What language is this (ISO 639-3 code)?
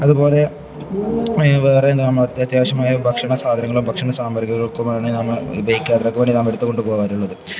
mal